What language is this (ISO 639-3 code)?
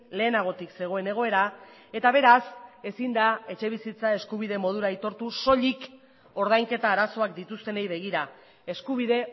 eus